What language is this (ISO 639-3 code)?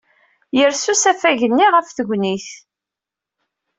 kab